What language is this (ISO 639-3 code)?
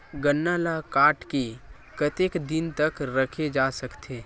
hne